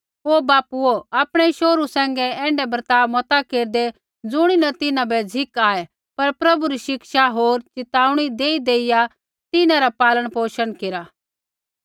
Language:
Kullu Pahari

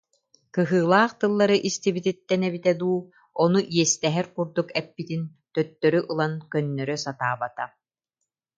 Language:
Yakut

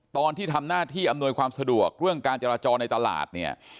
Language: Thai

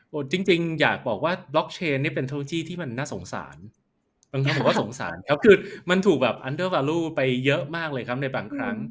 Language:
Thai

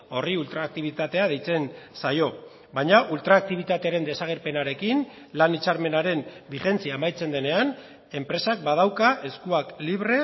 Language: Basque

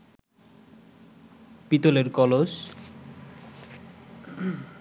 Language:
Bangla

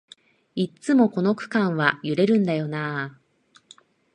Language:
Japanese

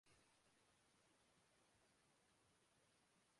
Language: Urdu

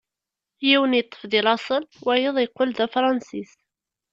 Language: Kabyle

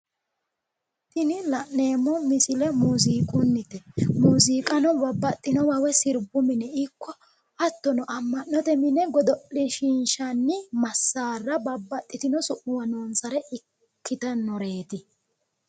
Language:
Sidamo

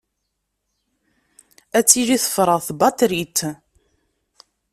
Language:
Kabyle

